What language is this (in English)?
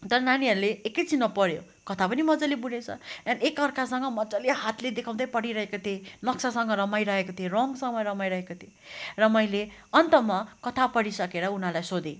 Nepali